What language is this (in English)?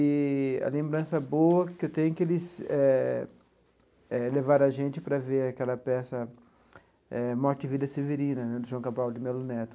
Portuguese